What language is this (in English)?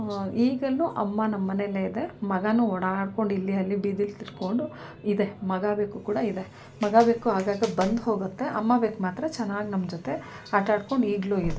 Kannada